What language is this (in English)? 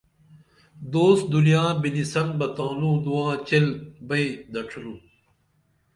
Dameli